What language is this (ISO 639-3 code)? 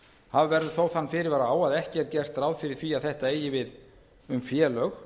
isl